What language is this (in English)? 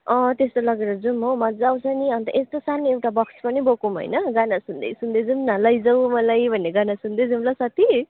Nepali